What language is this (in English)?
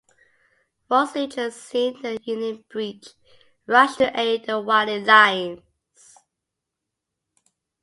English